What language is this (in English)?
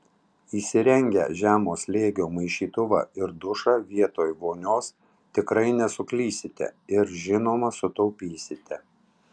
Lithuanian